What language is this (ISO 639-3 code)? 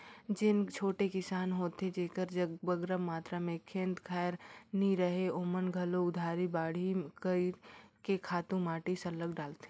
hne